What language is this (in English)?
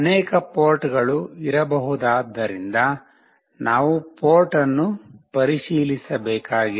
Kannada